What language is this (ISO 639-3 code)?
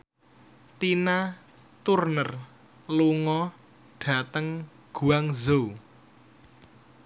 jav